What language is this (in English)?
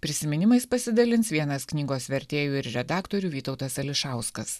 Lithuanian